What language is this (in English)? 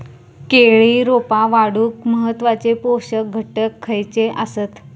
Marathi